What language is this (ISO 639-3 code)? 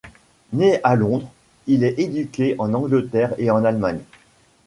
fra